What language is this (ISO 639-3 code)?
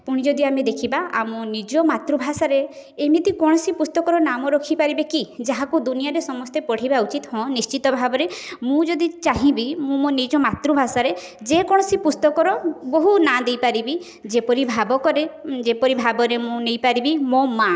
ori